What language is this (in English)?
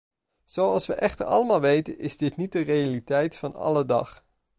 Dutch